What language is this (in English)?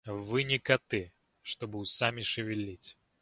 Russian